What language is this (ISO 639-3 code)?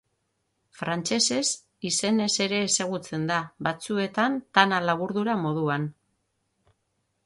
eus